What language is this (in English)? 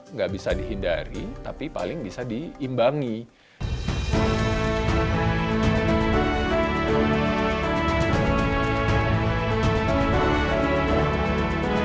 Indonesian